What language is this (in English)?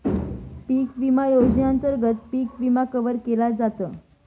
Marathi